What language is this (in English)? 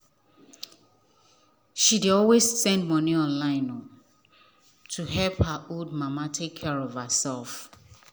Nigerian Pidgin